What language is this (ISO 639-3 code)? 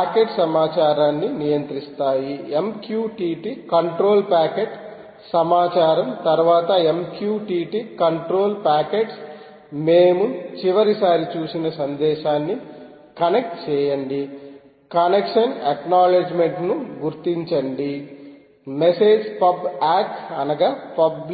tel